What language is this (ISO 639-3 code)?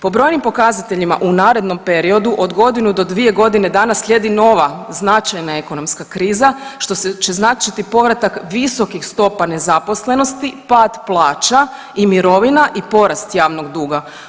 hrv